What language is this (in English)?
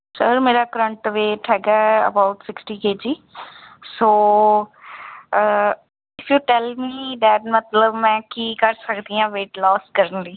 Punjabi